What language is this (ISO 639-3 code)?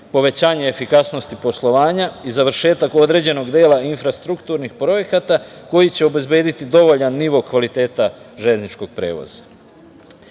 srp